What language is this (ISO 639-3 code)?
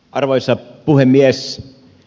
fin